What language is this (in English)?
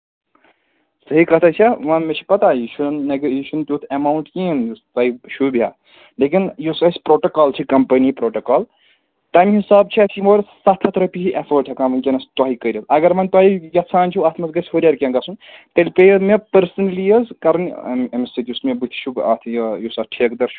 Kashmiri